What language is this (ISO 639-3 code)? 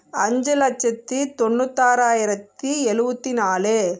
tam